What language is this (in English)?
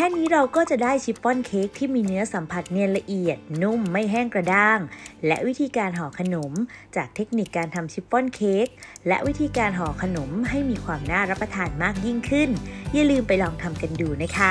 Thai